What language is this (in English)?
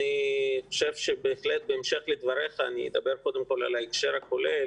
Hebrew